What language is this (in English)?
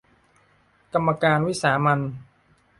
Thai